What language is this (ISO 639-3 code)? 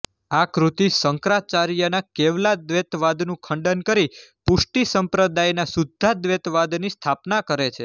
guj